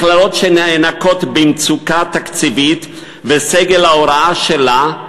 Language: Hebrew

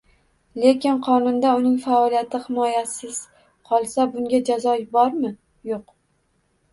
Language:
Uzbek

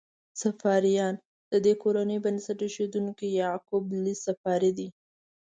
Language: Pashto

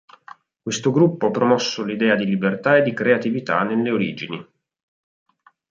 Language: Italian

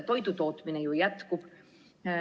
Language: Estonian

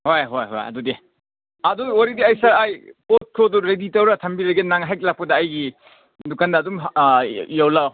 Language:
Manipuri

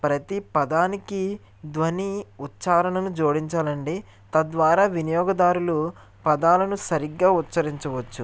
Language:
Telugu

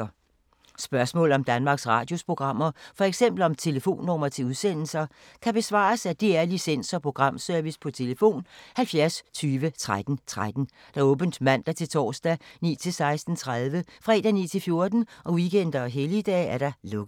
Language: Danish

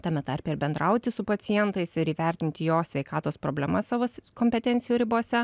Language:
Lithuanian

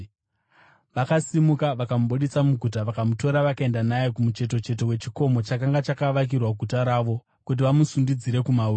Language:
Shona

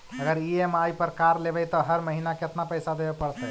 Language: Magahi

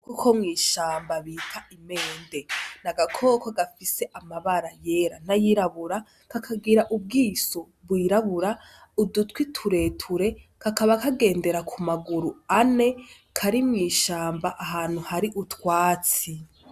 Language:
Rundi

